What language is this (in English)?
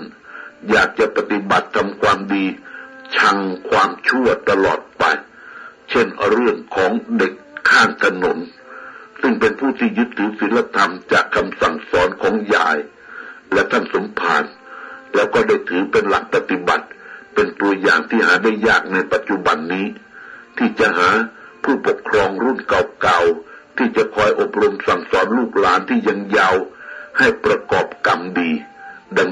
Thai